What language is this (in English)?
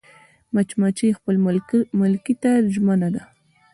Pashto